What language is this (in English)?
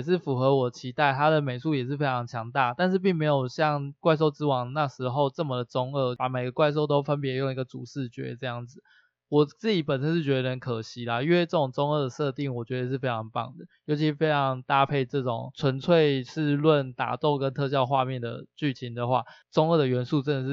Chinese